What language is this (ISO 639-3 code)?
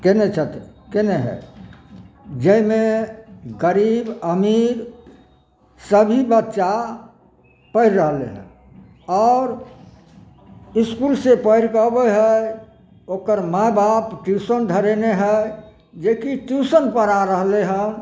mai